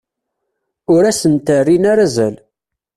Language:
Kabyle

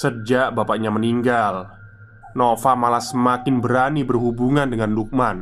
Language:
Indonesian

